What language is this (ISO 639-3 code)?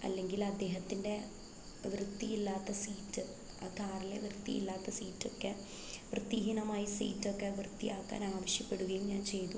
mal